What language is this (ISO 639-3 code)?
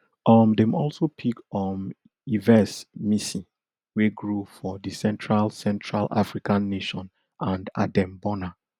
pcm